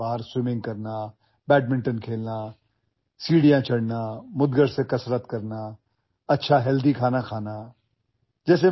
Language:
Marathi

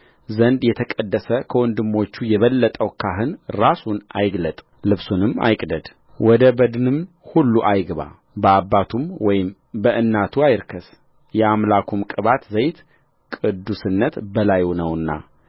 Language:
Amharic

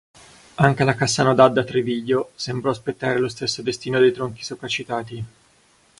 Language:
Italian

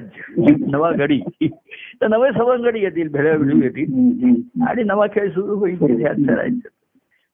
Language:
Marathi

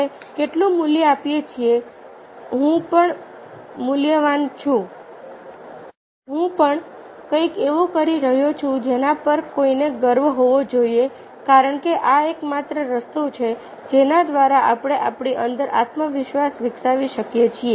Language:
Gujarati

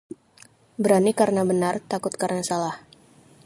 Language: Indonesian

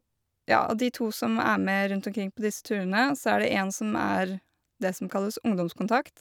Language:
Norwegian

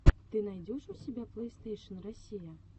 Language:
Russian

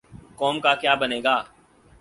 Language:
Urdu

